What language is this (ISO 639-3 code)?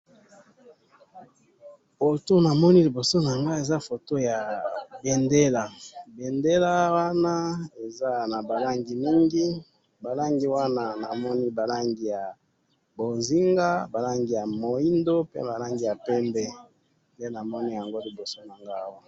lin